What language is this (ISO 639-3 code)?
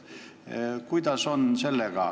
est